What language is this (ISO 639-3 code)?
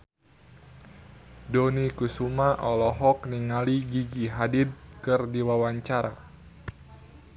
sun